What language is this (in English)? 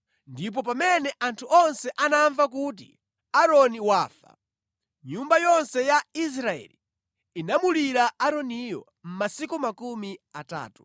Nyanja